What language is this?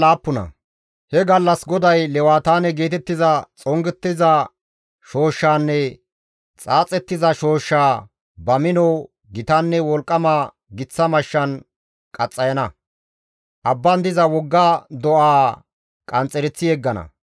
Gamo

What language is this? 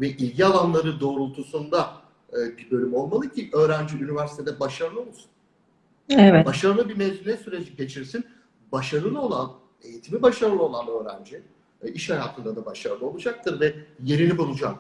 Turkish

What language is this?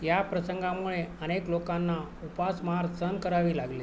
Marathi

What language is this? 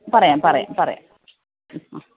Malayalam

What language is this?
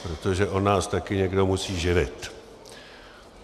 Czech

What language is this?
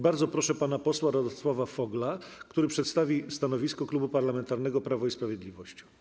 Polish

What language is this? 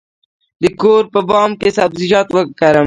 Pashto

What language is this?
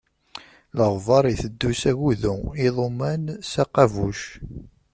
Kabyle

